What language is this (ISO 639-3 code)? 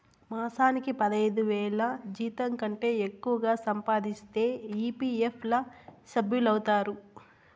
tel